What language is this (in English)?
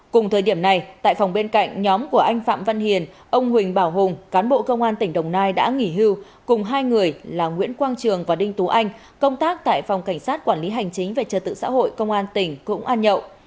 Vietnamese